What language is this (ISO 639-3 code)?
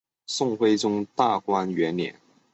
zho